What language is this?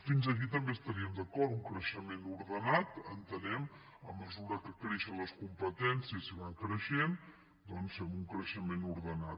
Catalan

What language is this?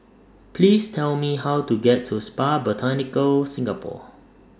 English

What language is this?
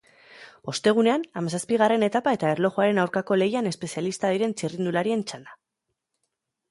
Basque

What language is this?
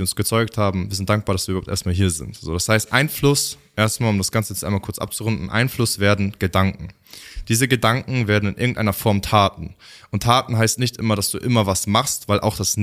German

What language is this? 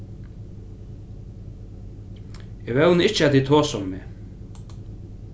Faroese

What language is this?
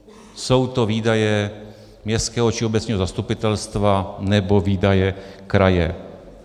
Czech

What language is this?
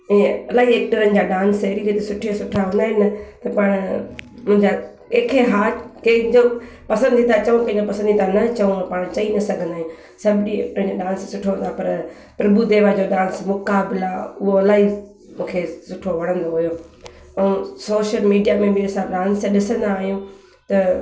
Sindhi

